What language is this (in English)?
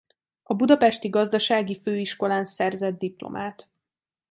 Hungarian